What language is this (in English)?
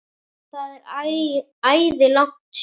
Icelandic